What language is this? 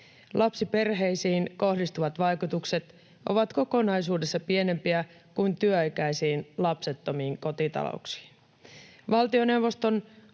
Finnish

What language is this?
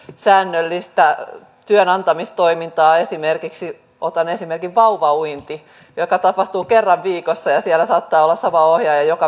Finnish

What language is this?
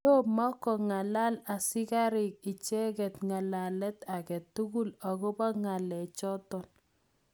Kalenjin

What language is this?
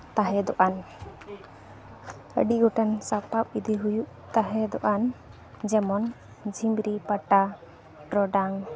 Santali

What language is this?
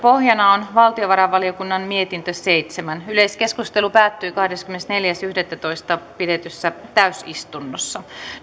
Finnish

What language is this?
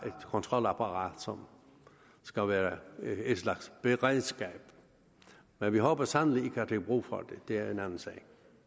Danish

